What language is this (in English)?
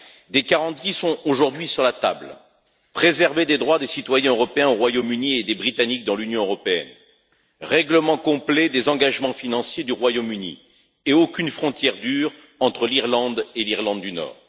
French